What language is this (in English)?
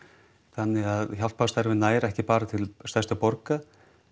Icelandic